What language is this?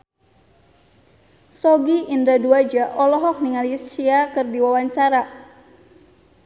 Sundanese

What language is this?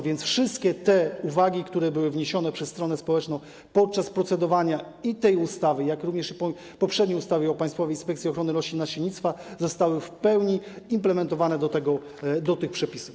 Polish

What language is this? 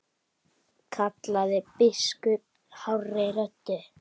Icelandic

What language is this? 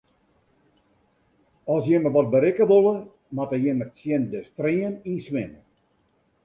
Western Frisian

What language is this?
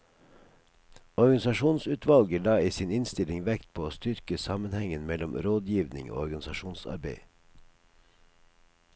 Norwegian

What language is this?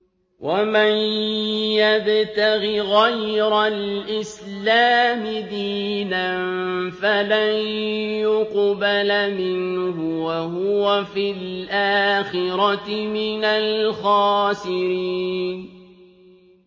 Arabic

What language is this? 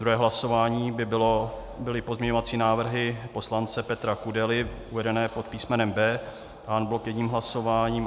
Czech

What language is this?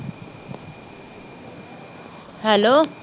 Punjabi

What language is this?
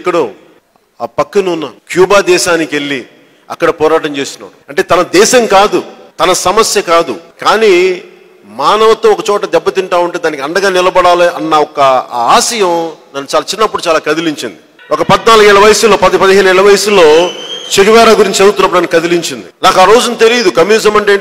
Telugu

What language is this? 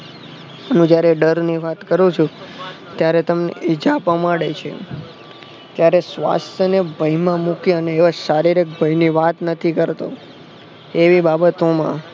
Gujarati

